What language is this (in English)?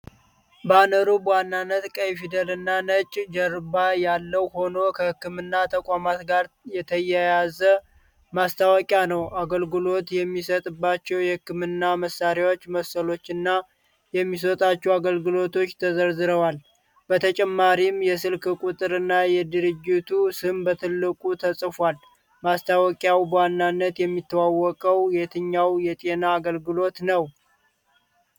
Amharic